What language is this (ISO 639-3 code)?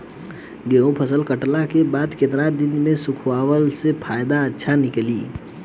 bho